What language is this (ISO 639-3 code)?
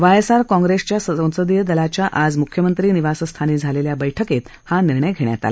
mar